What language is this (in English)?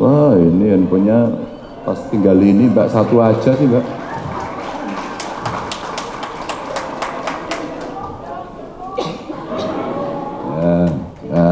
Indonesian